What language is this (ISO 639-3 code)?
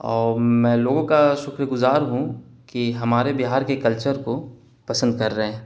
urd